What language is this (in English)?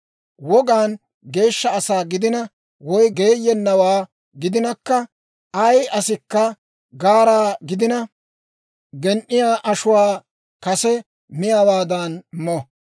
Dawro